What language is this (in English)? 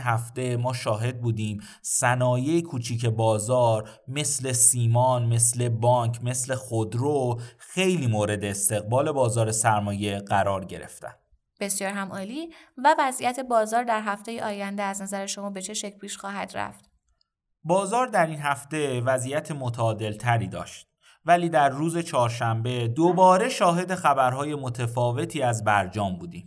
Persian